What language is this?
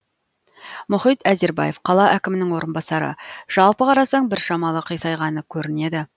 Kazakh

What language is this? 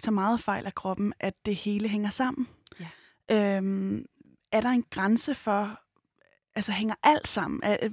Danish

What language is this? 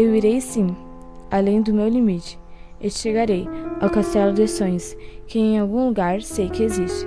Portuguese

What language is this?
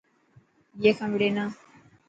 Dhatki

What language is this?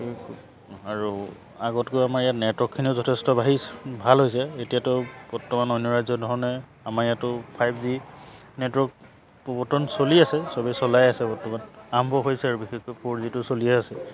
Assamese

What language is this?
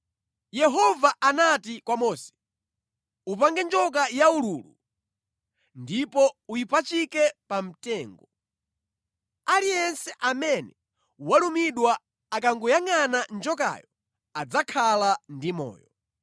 Nyanja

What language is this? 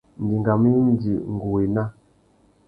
Tuki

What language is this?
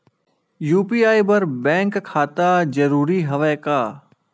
Chhattisgarhi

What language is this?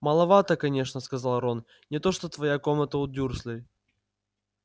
Russian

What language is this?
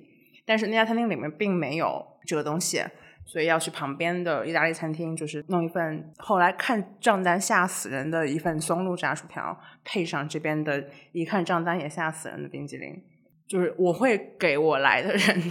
Chinese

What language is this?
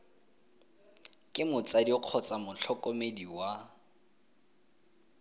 Tswana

